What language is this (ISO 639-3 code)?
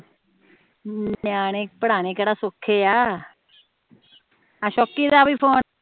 pan